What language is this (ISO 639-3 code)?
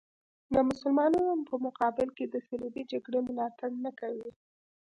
pus